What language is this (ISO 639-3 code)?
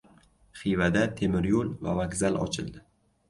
uzb